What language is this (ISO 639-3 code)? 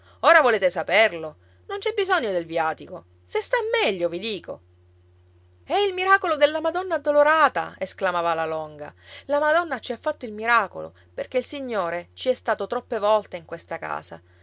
ita